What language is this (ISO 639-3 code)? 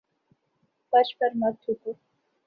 urd